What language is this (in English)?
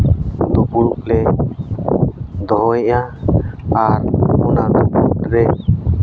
Santali